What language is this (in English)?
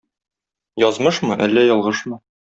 Tatar